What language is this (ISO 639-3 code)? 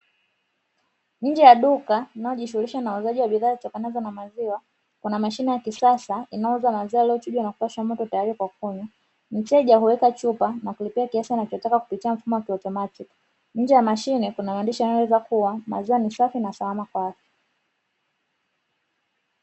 swa